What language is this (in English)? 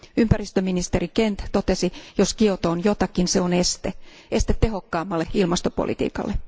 Finnish